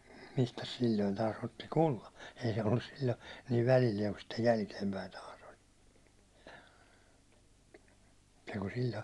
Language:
Finnish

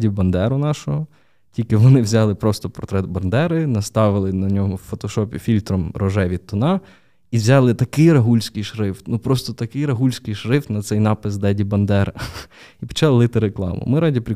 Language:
Ukrainian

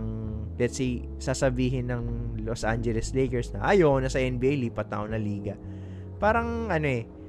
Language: Filipino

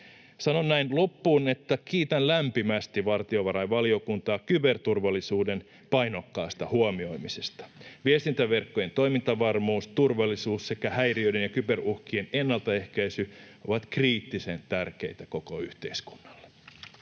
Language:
Finnish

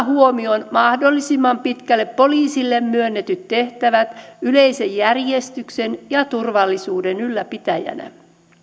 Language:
Finnish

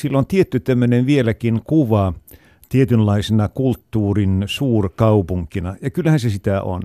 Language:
Finnish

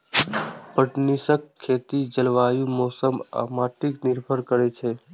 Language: Maithili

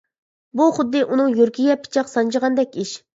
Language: Uyghur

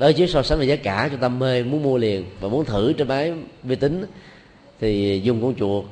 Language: Vietnamese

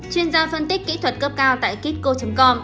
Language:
Vietnamese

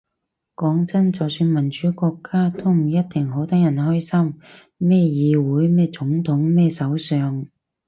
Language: Cantonese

